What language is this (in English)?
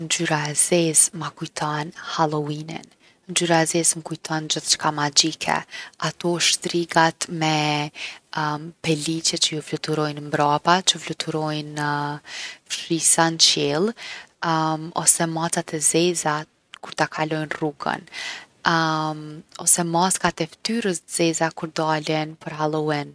Gheg Albanian